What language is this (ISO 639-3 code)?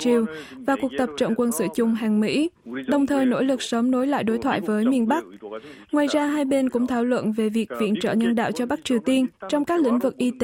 vie